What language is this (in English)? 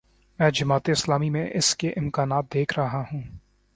Urdu